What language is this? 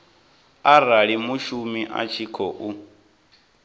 Venda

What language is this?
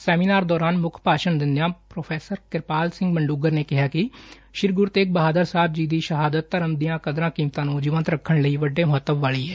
Punjabi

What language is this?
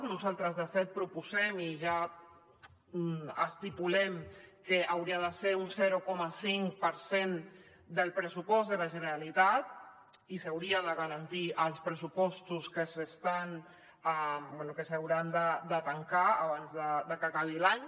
Catalan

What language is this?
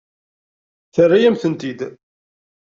Kabyle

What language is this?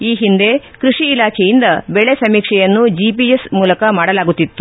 Kannada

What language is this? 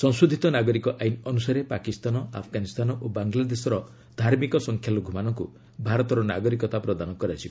Odia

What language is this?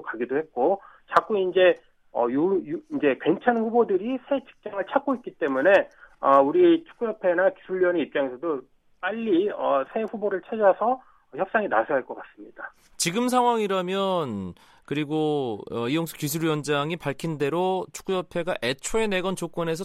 Korean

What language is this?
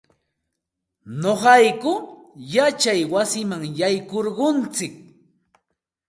Santa Ana de Tusi Pasco Quechua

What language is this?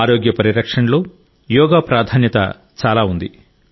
Telugu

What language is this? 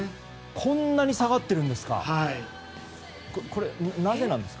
Japanese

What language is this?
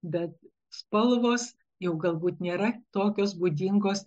Lithuanian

